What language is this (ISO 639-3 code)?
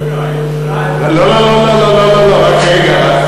heb